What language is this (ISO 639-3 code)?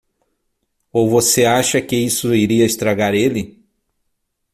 por